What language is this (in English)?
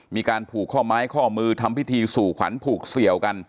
Thai